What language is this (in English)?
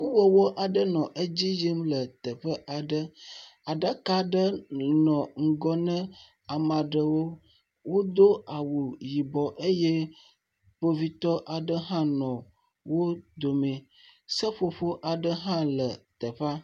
Ewe